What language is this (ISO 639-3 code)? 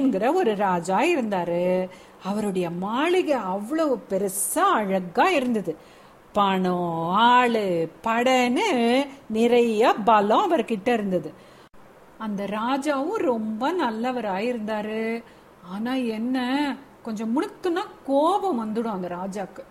tam